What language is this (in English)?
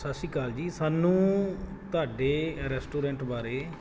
Punjabi